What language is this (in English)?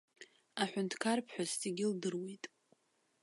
Abkhazian